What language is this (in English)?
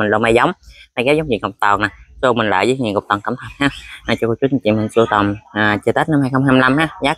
Vietnamese